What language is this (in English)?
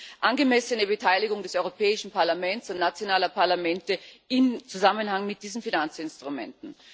German